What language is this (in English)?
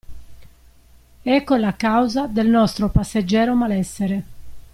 Italian